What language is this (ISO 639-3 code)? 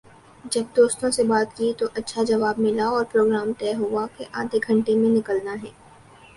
urd